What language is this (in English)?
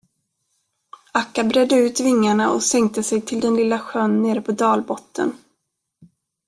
Swedish